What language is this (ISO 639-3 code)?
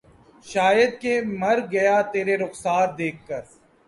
urd